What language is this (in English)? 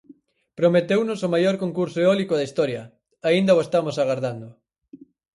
Galician